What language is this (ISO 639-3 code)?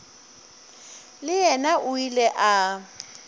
nso